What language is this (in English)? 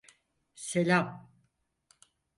Turkish